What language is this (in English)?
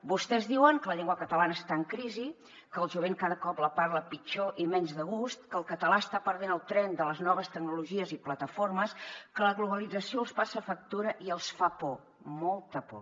Catalan